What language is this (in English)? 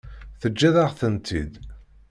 Kabyle